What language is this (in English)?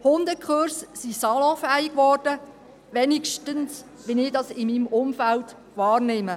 Swiss German